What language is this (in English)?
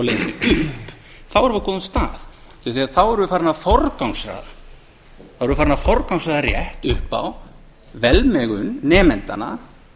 Icelandic